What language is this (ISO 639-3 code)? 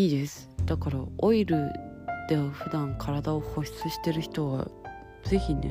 jpn